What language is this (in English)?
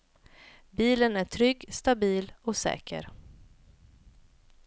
Swedish